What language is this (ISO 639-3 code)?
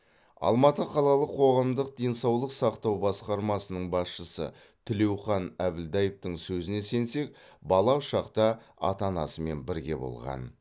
kaz